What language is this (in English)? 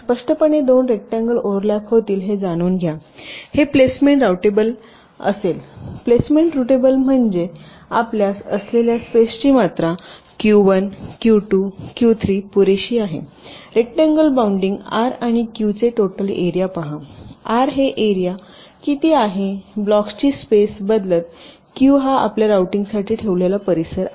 Marathi